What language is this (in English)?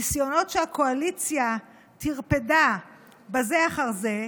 Hebrew